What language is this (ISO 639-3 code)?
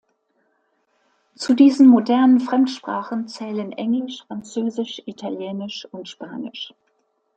deu